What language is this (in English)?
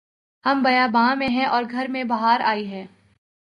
Urdu